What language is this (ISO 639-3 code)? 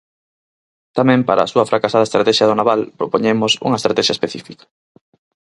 glg